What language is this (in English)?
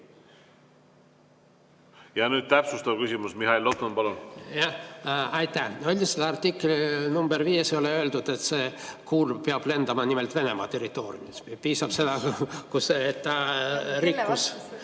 Estonian